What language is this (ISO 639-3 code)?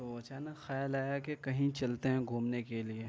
urd